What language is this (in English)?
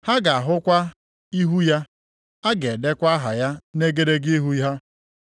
Igbo